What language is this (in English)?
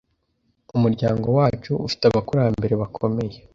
Kinyarwanda